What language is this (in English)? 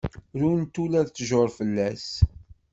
Kabyle